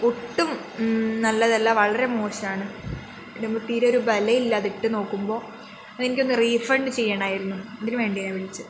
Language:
Malayalam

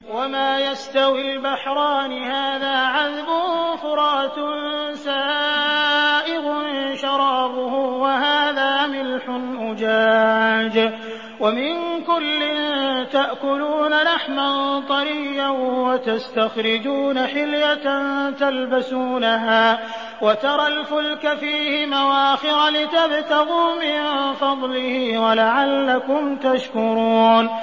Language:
Arabic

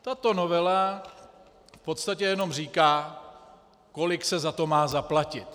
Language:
Czech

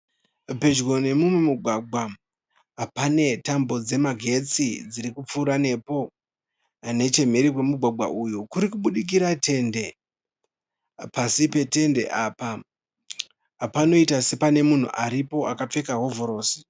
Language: Shona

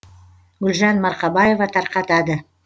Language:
Kazakh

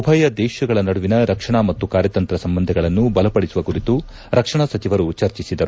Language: Kannada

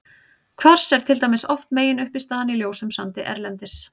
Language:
Icelandic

